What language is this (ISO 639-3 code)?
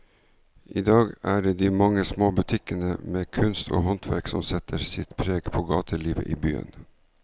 nor